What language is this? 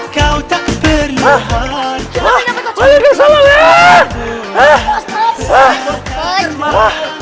Indonesian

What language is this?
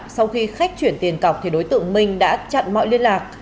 Vietnamese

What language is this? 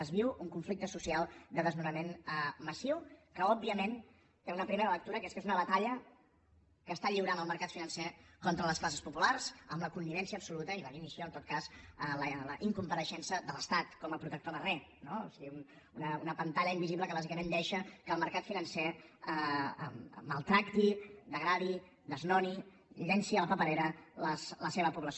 Catalan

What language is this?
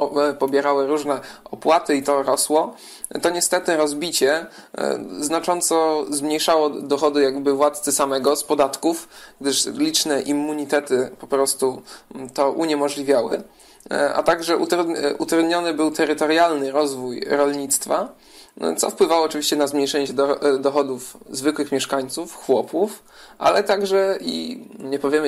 Polish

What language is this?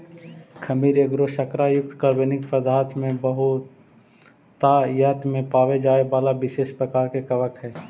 Magahi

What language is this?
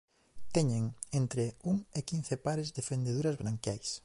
Galician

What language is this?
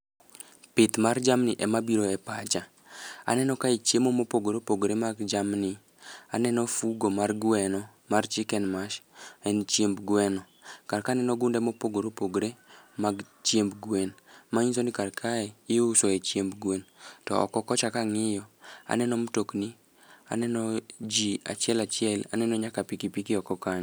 Luo (Kenya and Tanzania)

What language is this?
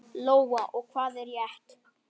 Icelandic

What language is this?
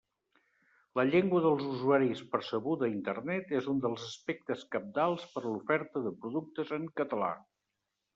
Catalan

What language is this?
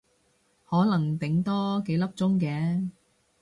Cantonese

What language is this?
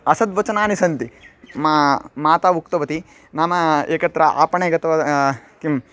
Sanskrit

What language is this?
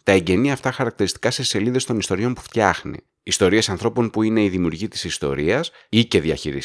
Greek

